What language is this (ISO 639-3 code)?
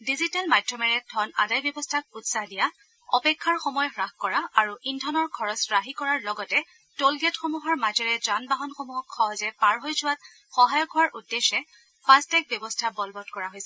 asm